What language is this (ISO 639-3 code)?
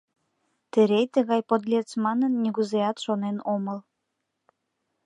chm